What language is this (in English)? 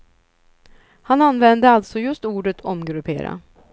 Swedish